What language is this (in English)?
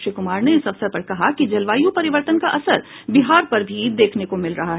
Hindi